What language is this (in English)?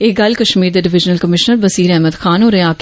Dogri